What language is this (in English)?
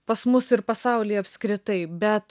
Lithuanian